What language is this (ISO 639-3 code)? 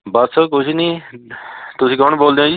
pan